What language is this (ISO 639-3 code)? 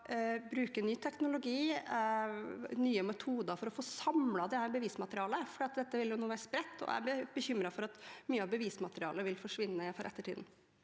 nor